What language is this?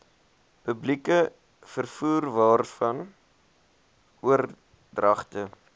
Afrikaans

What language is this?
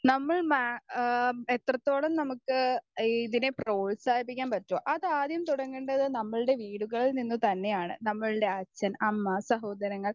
Malayalam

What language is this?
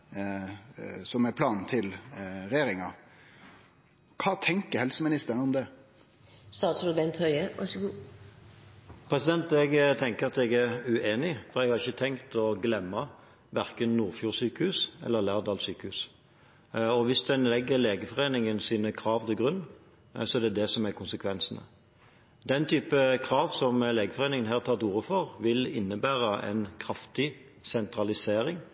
Norwegian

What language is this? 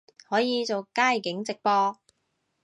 Cantonese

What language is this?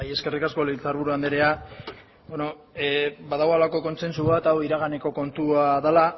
Basque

